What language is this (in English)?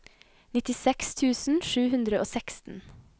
Norwegian